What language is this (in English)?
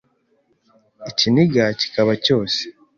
Kinyarwanda